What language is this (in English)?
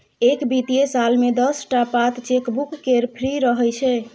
Maithili